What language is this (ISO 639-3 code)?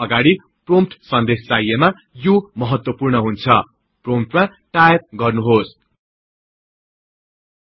nep